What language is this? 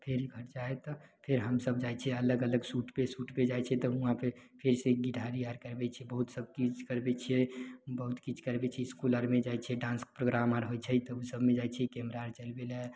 Maithili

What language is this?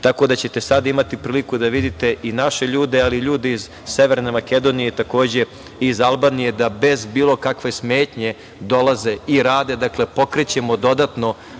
Serbian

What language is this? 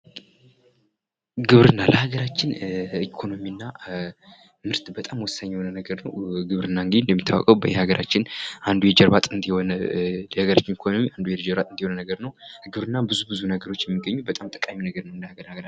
Amharic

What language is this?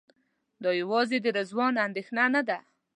Pashto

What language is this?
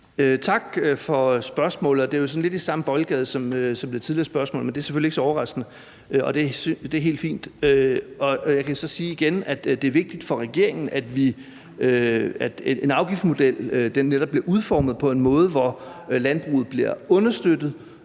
Danish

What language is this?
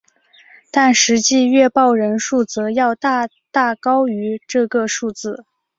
Chinese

